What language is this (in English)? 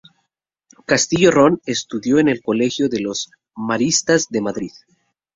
Spanish